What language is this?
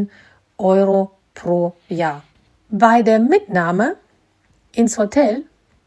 German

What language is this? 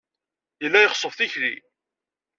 Kabyle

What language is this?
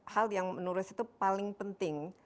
Indonesian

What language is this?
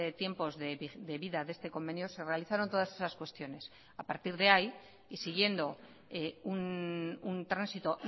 Spanish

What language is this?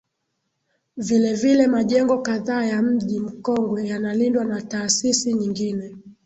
Swahili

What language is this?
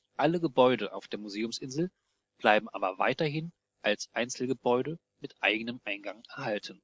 German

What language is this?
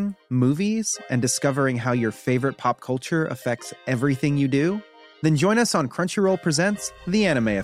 Filipino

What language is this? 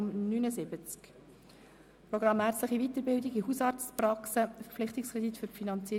Swiss German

